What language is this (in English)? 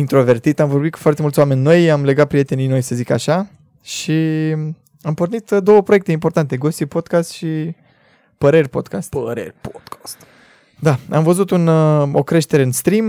Romanian